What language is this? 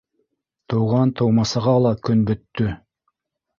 Bashkir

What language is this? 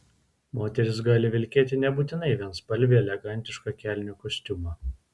Lithuanian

